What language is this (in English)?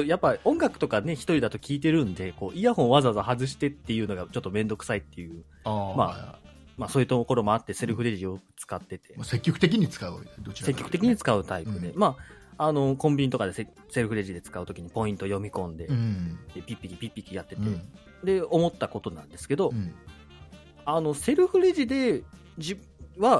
Japanese